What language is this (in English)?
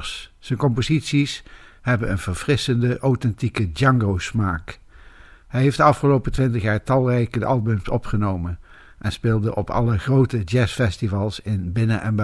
Dutch